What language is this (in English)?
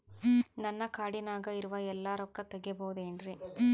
Kannada